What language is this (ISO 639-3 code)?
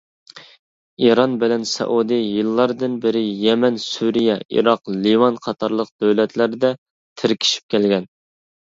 uig